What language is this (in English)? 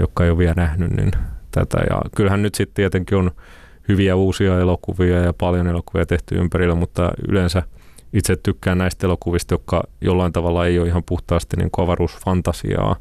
Finnish